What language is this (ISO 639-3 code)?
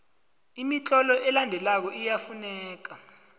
nbl